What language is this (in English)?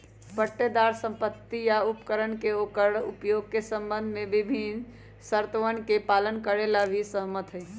Magahi